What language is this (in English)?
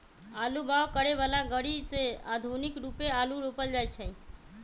Magahi